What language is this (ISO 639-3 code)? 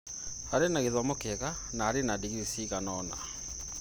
kik